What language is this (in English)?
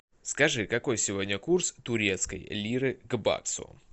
Russian